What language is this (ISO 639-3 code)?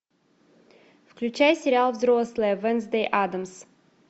rus